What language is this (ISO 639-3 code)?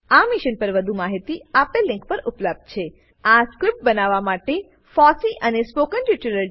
guj